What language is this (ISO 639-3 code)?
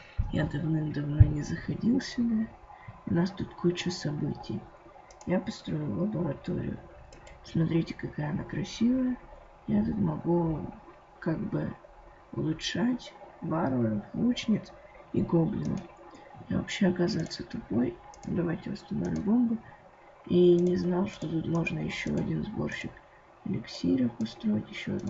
rus